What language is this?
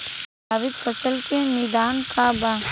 Bhojpuri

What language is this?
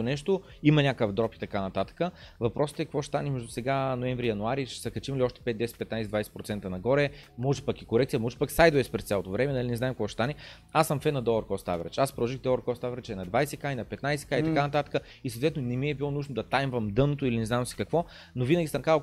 Bulgarian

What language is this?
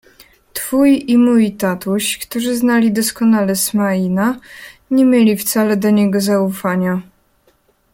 Polish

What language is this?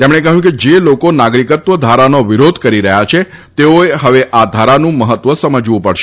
Gujarati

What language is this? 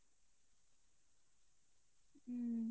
Bangla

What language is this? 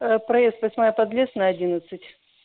Russian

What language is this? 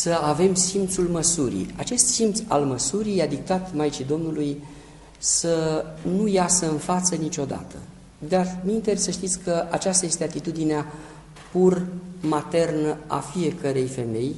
Romanian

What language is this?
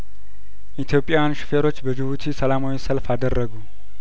Amharic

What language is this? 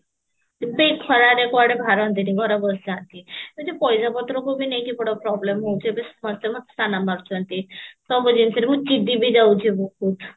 Odia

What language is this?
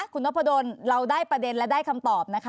Thai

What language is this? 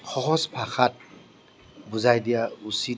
Assamese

